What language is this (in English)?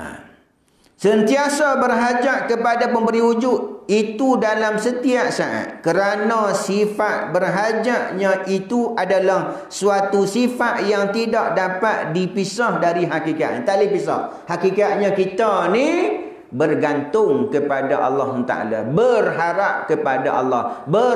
Malay